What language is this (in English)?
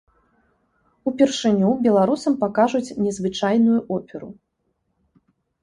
Belarusian